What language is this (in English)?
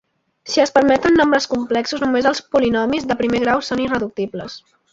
Catalan